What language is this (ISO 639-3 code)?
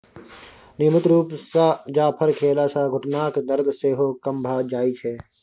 mai